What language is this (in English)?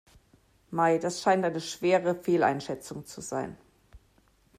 German